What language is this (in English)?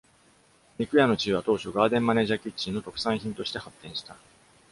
Japanese